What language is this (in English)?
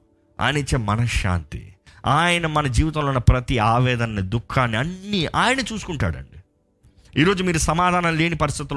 Telugu